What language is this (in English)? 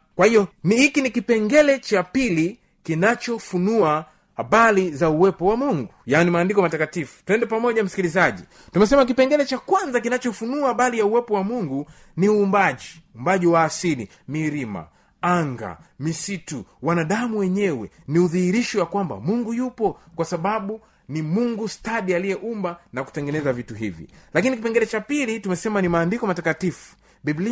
Swahili